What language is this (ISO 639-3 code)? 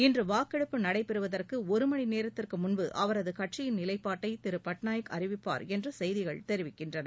tam